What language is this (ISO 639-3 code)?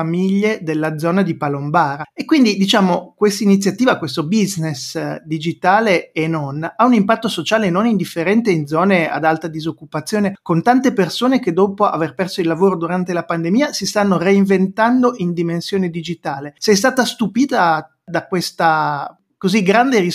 ita